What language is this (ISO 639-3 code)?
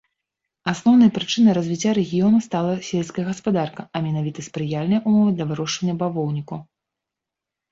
bel